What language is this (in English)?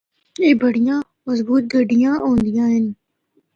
Northern Hindko